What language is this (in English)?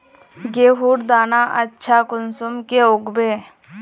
Magahi